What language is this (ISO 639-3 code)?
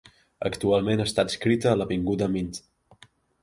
cat